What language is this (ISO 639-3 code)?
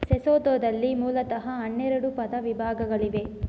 kan